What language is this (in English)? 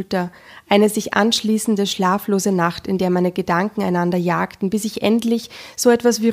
German